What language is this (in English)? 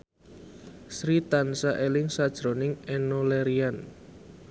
Javanese